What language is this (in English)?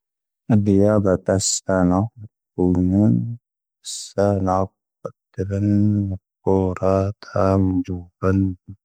Tahaggart Tamahaq